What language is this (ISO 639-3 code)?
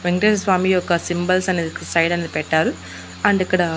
tel